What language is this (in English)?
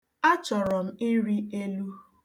Igbo